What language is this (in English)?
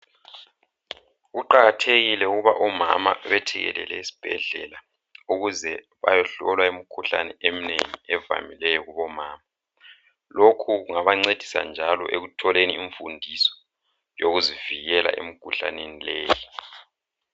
North Ndebele